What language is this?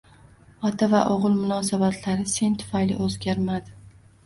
Uzbek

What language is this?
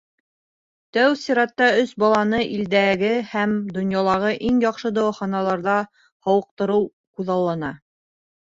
Bashkir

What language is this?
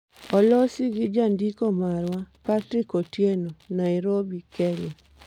Luo (Kenya and Tanzania)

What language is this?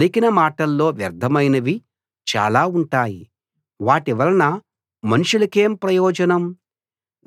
Telugu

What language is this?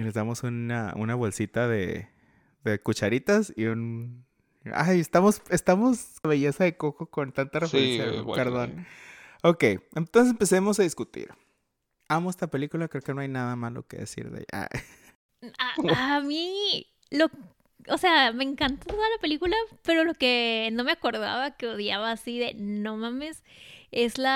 Spanish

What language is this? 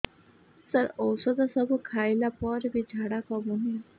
Odia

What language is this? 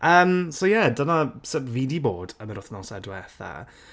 Welsh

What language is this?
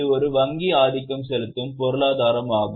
Tamil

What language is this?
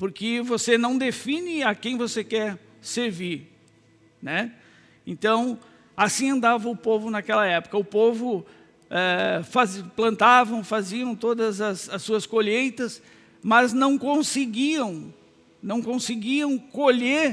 Portuguese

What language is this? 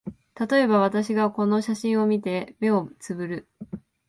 Japanese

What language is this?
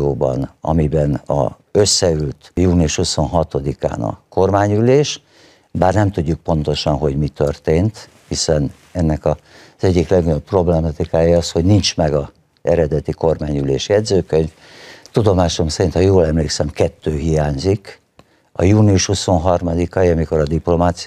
Hungarian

